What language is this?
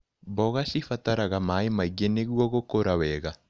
Kikuyu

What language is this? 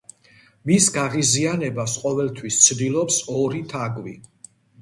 Georgian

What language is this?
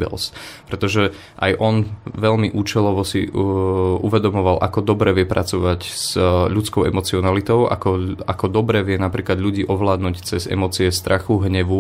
Slovak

